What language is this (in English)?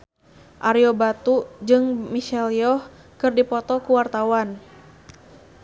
Sundanese